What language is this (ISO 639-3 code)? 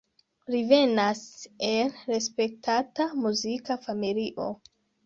epo